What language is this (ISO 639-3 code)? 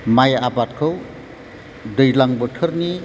brx